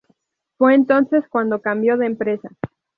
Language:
Spanish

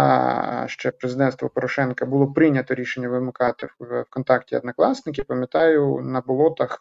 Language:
Ukrainian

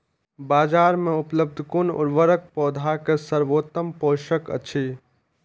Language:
Maithili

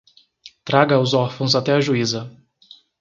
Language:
Portuguese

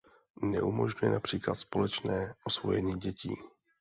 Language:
Czech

